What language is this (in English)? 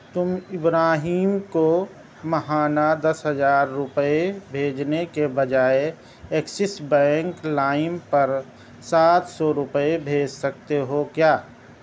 Urdu